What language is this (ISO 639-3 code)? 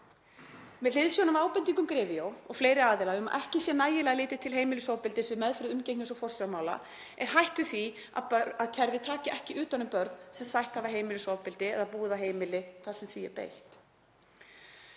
isl